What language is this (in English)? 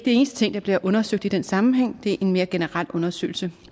Danish